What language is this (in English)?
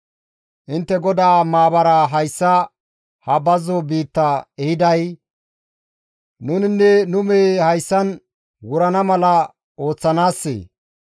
Gamo